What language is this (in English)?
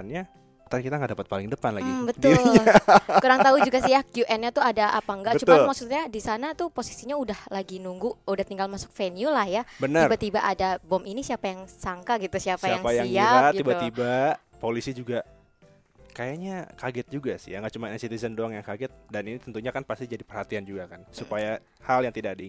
Indonesian